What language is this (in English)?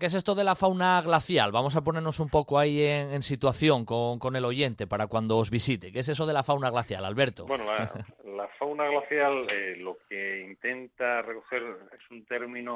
Spanish